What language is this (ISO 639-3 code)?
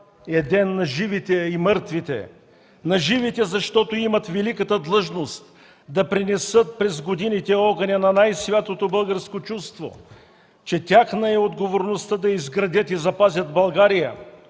bul